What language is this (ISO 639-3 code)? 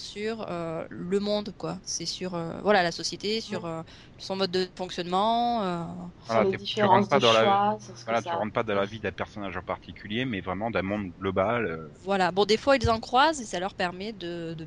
fra